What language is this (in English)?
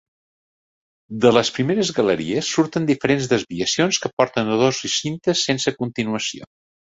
Catalan